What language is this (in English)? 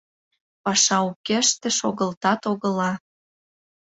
Mari